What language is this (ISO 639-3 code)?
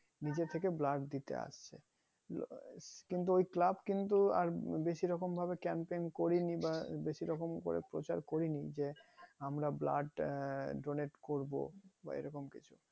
ben